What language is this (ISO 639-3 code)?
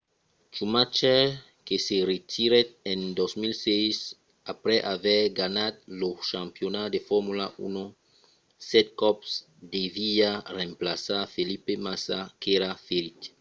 oci